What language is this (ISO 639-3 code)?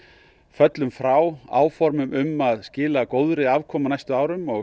isl